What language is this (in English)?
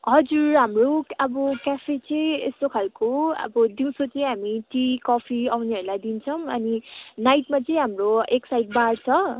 Nepali